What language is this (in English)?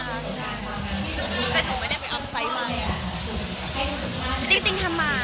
Thai